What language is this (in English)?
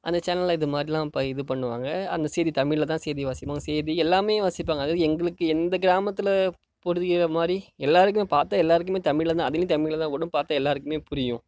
Tamil